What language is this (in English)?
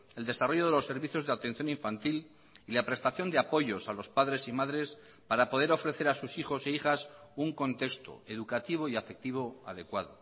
Spanish